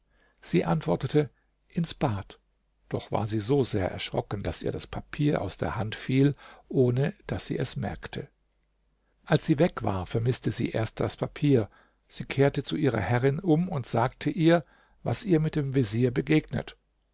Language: German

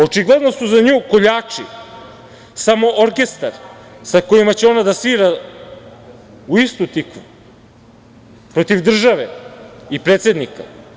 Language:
Serbian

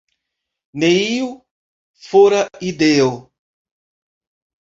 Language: Esperanto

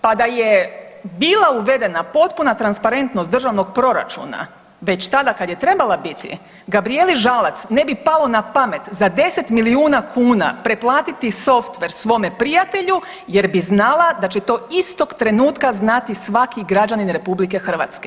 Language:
Croatian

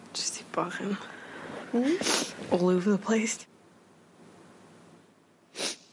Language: Welsh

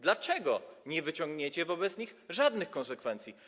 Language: Polish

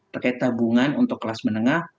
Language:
Indonesian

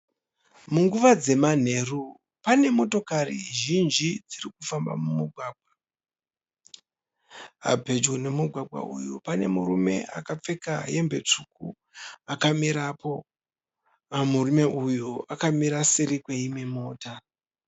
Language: Shona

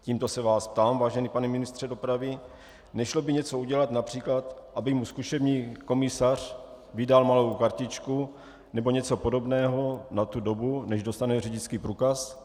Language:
Czech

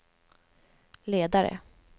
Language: Swedish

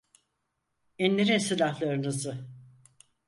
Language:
Turkish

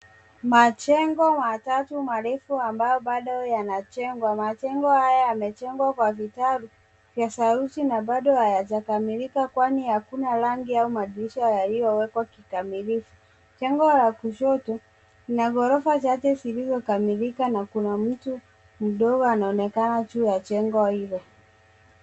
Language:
Swahili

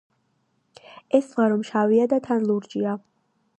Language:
Georgian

